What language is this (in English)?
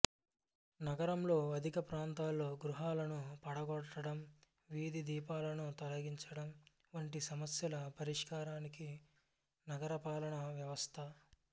Telugu